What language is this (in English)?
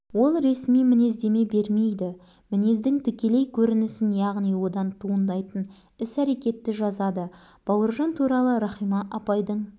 Kazakh